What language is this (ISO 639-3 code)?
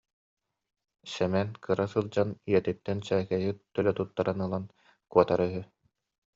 sah